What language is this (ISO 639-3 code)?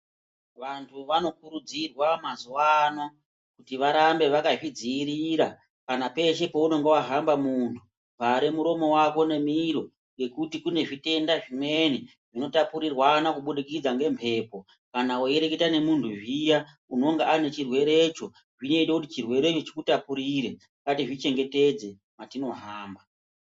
ndc